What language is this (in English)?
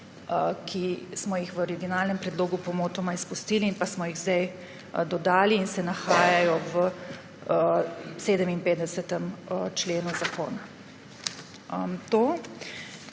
Slovenian